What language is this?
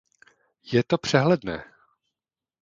Czech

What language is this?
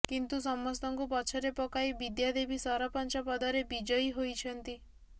Odia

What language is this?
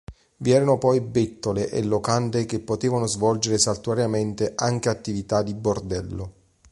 Italian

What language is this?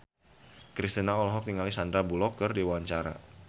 Sundanese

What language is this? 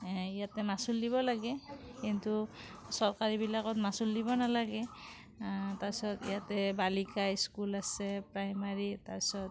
Assamese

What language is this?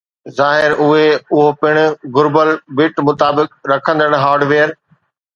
Sindhi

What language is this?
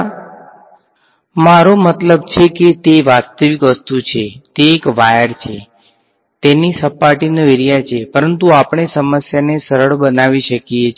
Gujarati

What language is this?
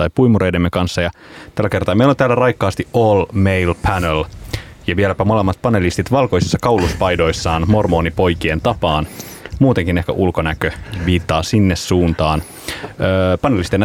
Finnish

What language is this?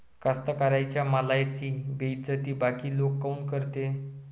Marathi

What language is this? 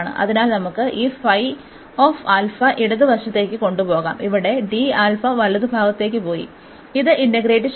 Malayalam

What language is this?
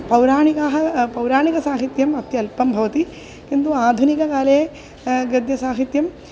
Sanskrit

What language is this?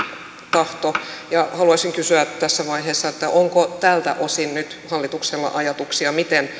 Finnish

